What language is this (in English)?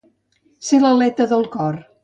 Catalan